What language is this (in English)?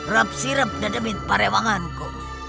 Indonesian